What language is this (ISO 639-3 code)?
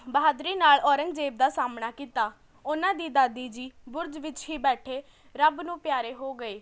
pan